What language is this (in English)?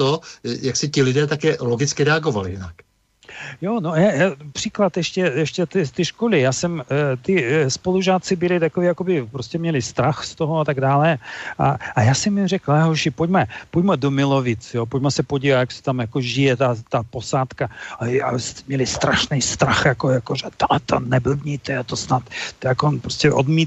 Czech